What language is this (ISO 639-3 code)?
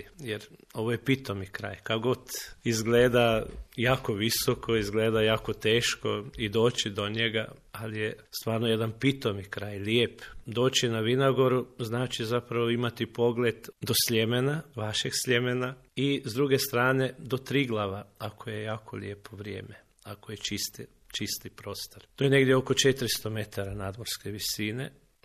hrv